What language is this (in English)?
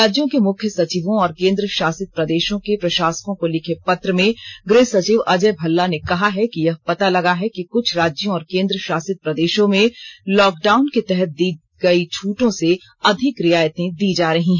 Hindi